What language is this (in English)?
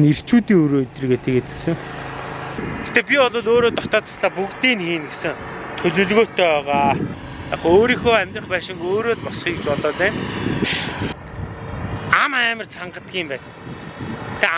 Dutch